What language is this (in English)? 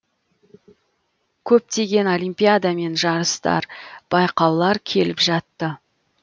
Kazakh